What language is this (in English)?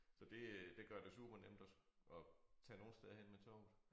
Danish